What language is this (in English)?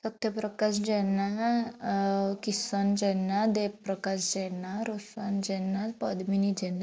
Odia